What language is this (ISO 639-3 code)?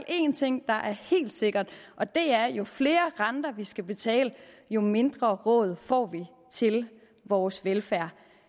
dan